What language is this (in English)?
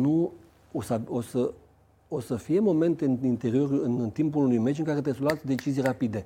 Romanian